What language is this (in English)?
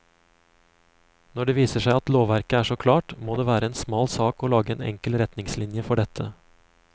Norwegian